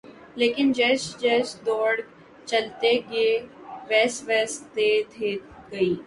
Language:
Urdu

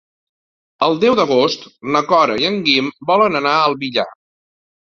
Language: Catalan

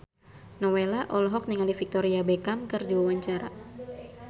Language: Sundanese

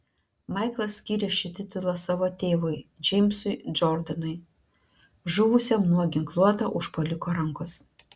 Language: Lithuanian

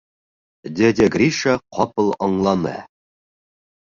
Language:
Bashkir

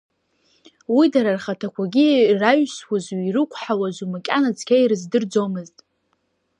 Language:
Abkhazian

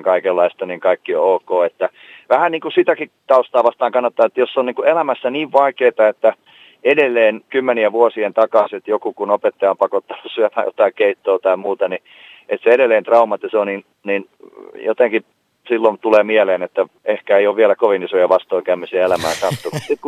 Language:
Finnish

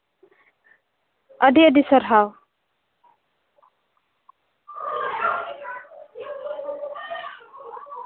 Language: Santali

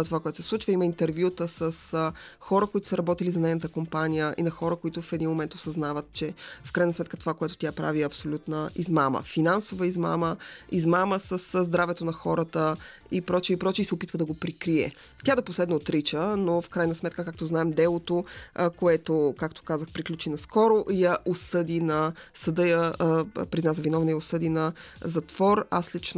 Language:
Bulgarian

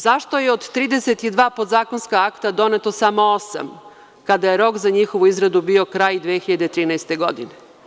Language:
Serbian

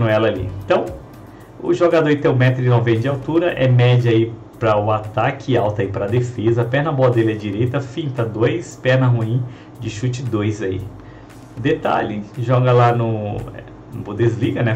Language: Portuguese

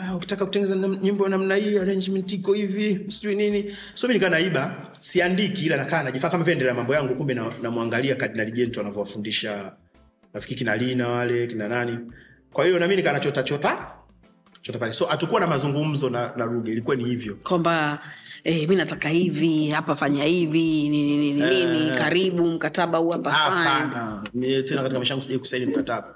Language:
Swahili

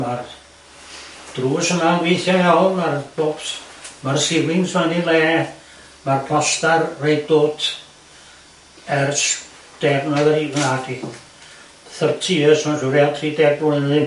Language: Welsh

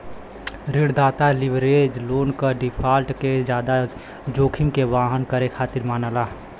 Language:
Bhojpuri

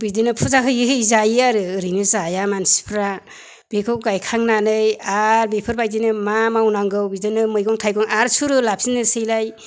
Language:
Bodo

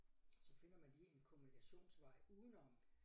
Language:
Danish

